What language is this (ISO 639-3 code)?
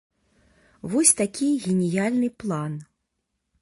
bel